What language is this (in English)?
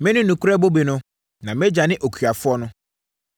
Akan